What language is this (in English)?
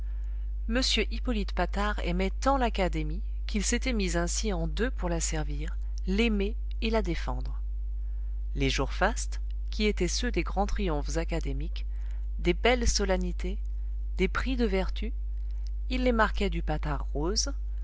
French